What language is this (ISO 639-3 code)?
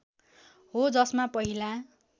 nep